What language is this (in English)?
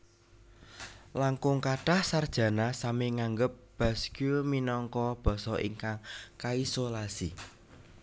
Javanese